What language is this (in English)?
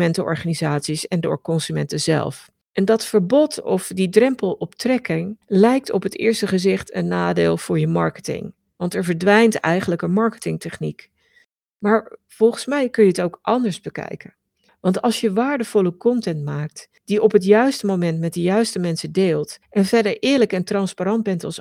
Dutch